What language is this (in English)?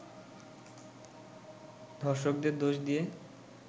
Bangla